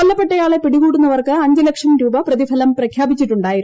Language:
Malayalam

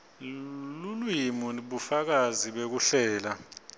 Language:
Swati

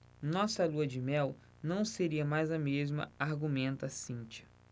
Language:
Portuguese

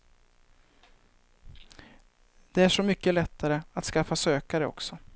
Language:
Swedish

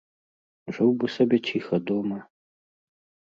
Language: Belarusian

